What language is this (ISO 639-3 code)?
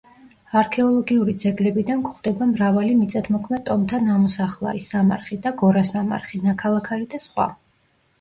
kat